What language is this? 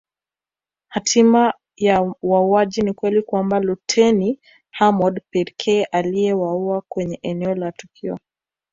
Swahili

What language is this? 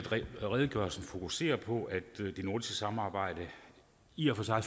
Danish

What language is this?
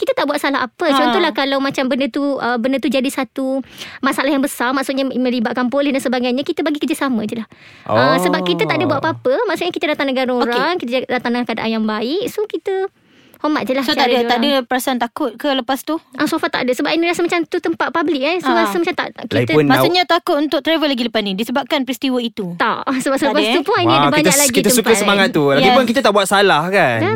Malay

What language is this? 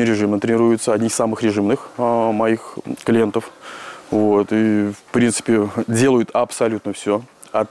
Russian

